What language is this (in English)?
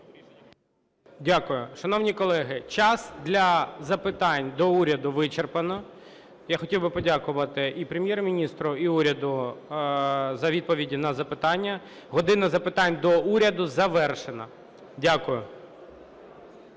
Ukrainian